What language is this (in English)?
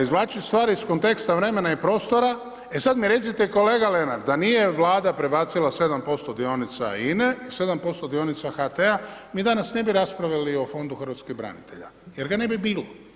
Croatian